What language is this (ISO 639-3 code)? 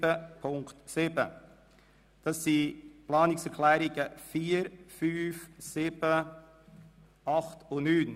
gsw